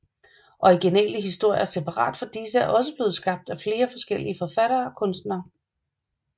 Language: Danish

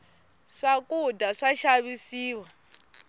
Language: Tsonga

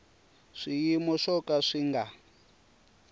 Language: Tsonga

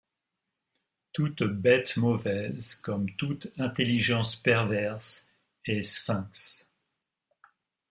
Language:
French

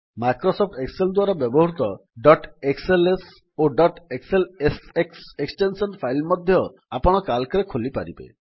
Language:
Odia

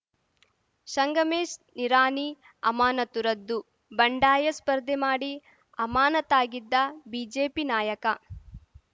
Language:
Kannada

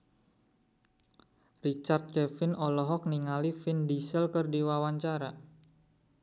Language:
Sundanese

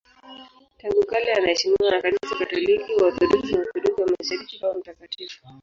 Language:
Swahili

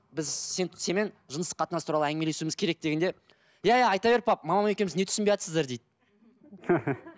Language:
Kazakh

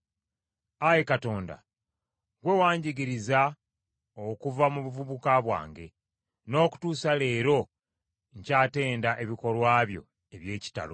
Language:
Ganda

